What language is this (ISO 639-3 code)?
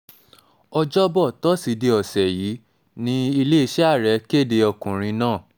yor